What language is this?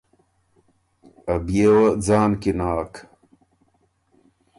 Ormuri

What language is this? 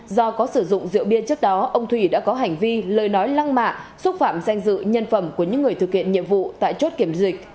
Vietnamese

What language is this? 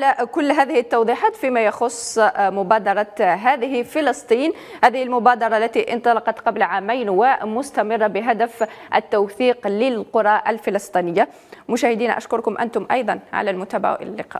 Arabic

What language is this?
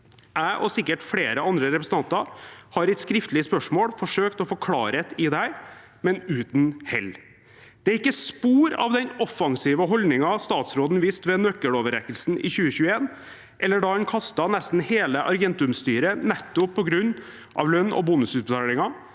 Norwegian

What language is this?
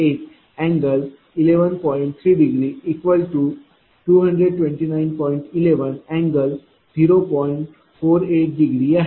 Marathi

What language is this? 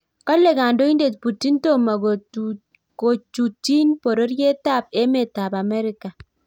Kalenjin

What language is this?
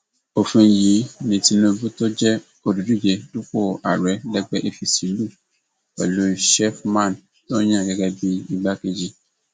Yoruba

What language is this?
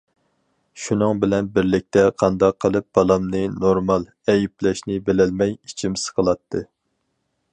Uyghur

